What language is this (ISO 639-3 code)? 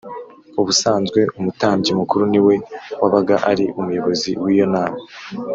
kin